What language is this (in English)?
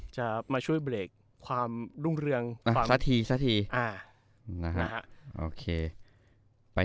Thai